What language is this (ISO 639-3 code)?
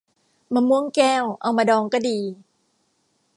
tha